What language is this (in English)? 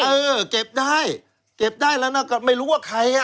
Thai